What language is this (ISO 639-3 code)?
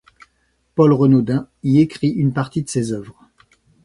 fra